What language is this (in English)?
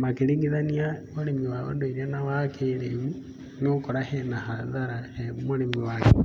Kikuyu